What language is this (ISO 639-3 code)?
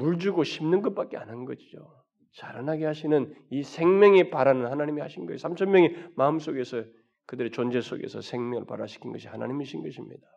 kor